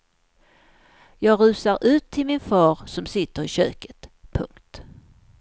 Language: Swedish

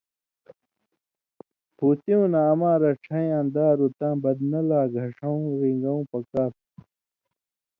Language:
Indus Kohistani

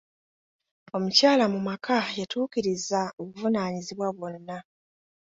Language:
Ganda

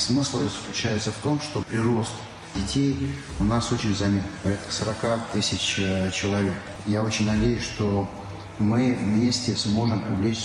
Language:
Russian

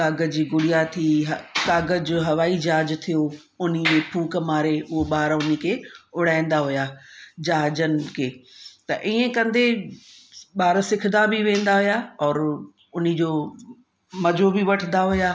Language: Sindhi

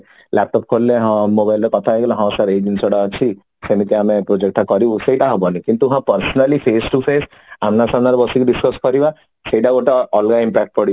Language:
Odia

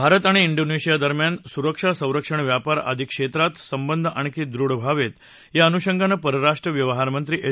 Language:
Marathi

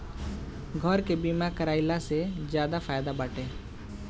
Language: Bhojpuri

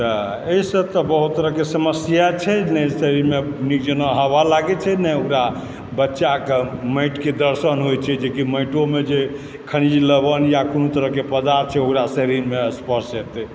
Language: Maithili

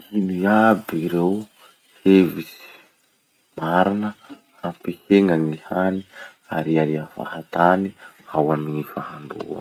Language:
Masikoro Malagasy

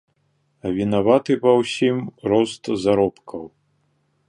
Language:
Belarusian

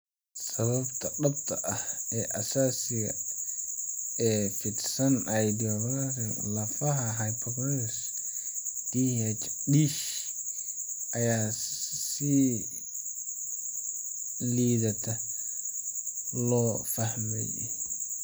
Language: Somali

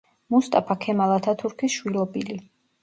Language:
Georgian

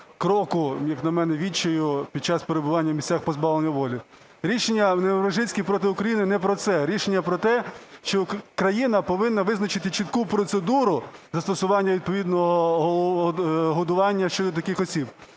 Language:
Ukrainian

